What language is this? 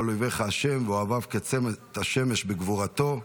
Hebrew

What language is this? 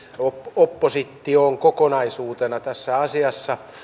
Finnish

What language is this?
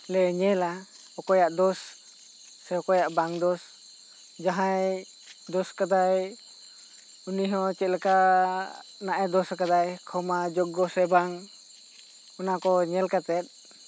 Santali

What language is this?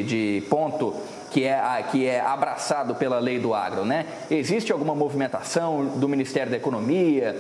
Portuguese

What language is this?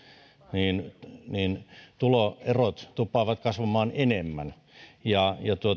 Finnish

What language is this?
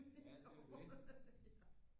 Danish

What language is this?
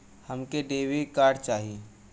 Bhojpuri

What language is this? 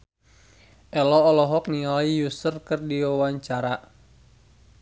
Sundanese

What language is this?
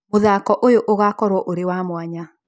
Kikuyu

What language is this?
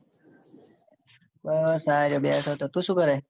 Gujarati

